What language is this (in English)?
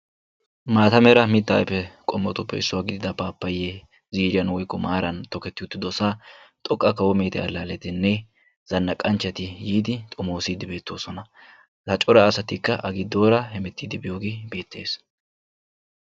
Wolaytta